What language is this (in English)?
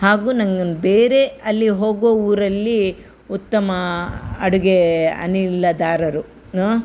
Kannada